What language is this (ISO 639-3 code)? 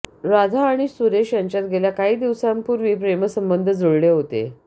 mar